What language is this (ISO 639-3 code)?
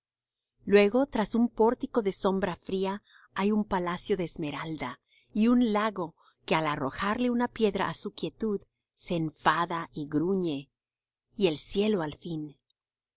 spa